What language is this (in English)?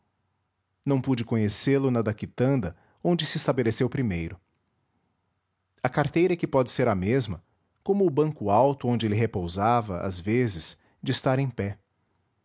Portuguese